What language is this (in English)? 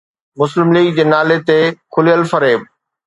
Sindhi